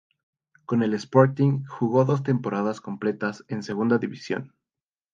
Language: Spanish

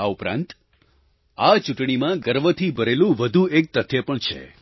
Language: Gujarati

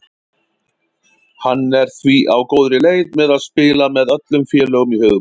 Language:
Icelandic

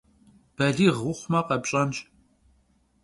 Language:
Kabardian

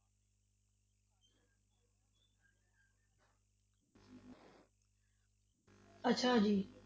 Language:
Punjabi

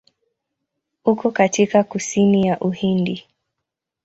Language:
Swahili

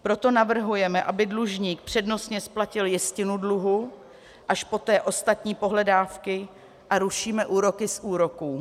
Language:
Czech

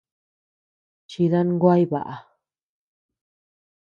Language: Tepeuxila Cuicatec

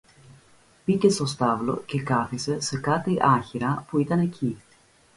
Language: Greek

